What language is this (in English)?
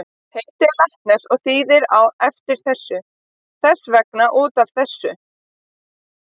Icelandic